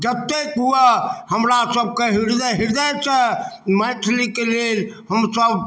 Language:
Maithili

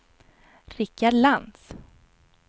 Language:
Swedish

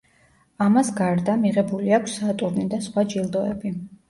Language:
Georgian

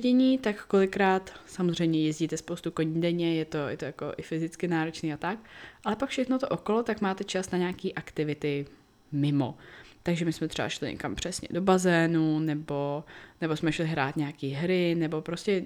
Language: Czech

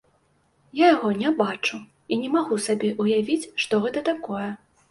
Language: Belarusian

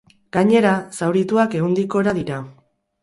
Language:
Basque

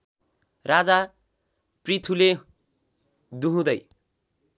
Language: Nepali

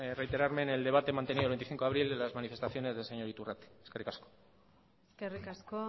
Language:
Spanish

